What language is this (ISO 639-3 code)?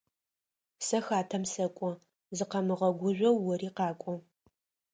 ady